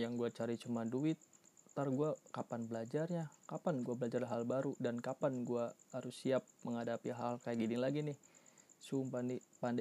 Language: Indonesian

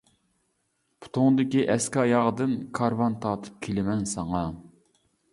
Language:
Uyghur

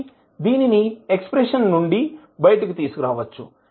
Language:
Telugu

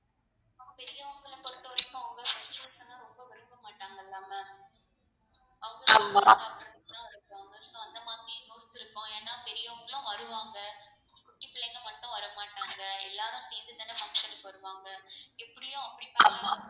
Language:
Tamil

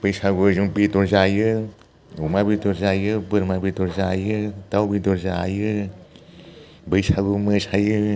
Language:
Bodo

